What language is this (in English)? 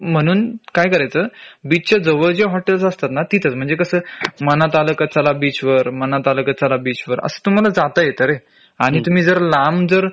Marathi